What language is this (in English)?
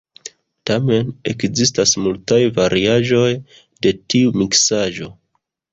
Esperanto